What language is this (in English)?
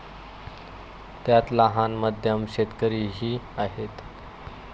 Marathi